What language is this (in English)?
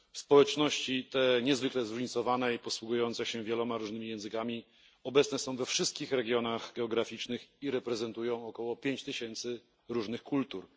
Polish